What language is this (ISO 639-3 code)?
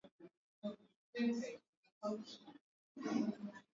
swa